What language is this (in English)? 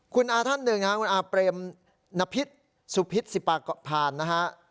Thai